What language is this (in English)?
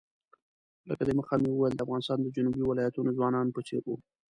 Pashto